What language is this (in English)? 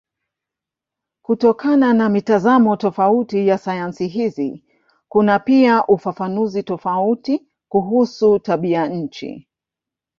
Swahili